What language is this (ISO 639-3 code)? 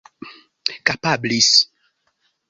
epo